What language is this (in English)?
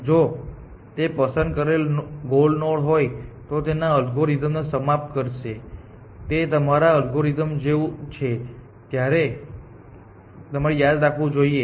Gujarati